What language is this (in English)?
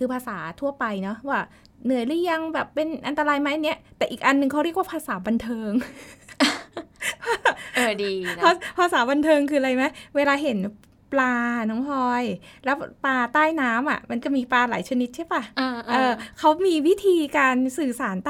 Thai